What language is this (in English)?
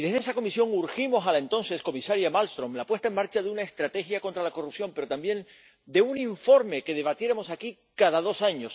Spanish